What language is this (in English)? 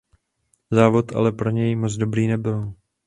Czech